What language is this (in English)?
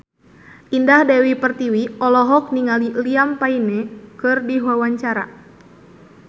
Sundanese